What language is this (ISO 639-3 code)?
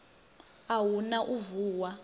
ven